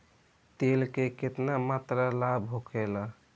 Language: Bhojpuri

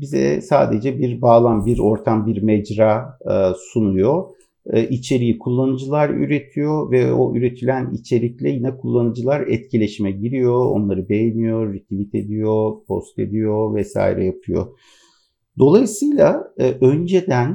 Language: Turkish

